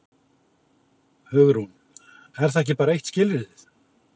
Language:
Icelandic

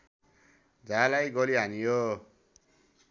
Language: Nepali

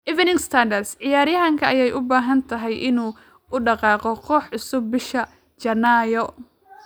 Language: Somali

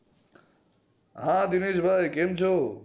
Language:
Gujarati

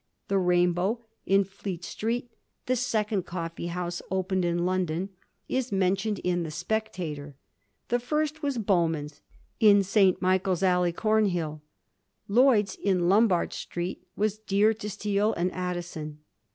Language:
English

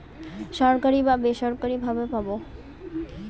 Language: Bangla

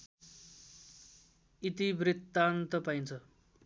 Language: Nepali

